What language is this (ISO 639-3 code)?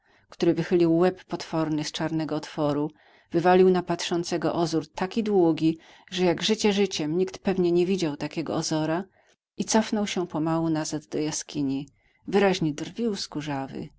pol